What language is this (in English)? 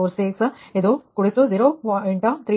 Kannada